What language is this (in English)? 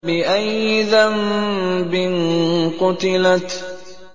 Arabic